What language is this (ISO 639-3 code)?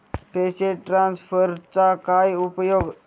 mar